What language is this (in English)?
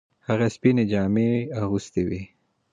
Pashto